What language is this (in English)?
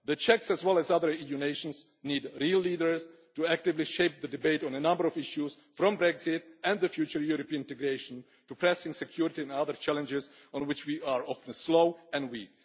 English